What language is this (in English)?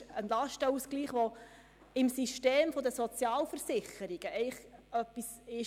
Swiss German